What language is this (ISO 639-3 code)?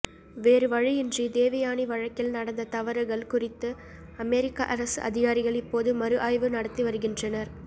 tam